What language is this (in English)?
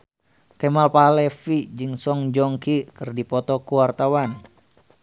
Sundanese